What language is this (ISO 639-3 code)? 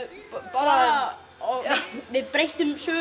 isl